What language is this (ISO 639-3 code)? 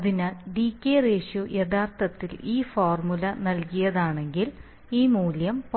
mal